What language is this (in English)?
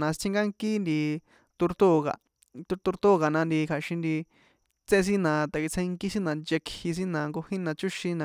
San Juan Atzingo Popoloca